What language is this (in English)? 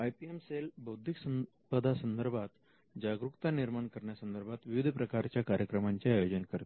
Marathi